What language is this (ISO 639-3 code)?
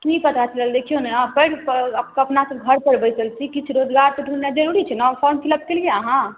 mai